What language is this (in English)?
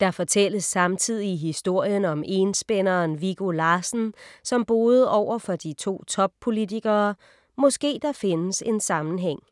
Danish